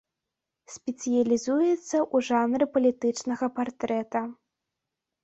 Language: Belarusian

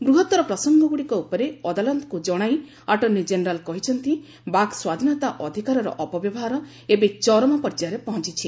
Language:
Odia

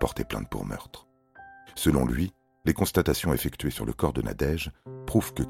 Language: French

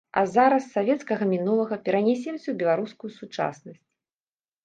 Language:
Belarusian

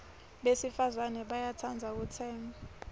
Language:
Swati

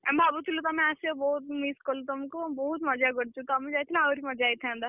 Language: Odia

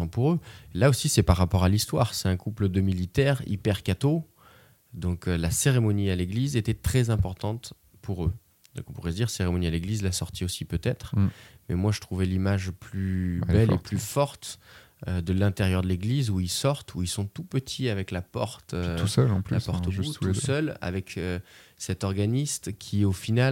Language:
French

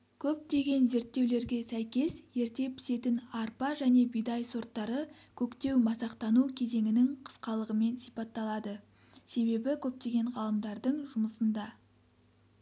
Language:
Kazakh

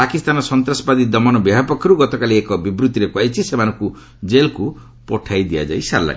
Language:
Odia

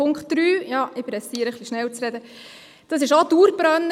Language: Swiss German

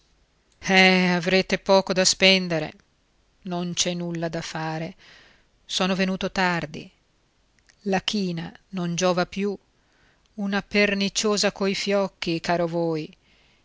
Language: Italian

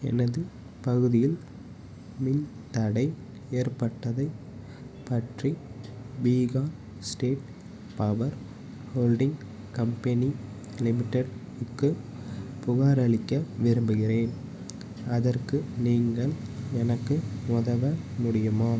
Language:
Tamil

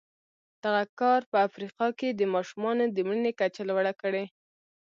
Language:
Pashto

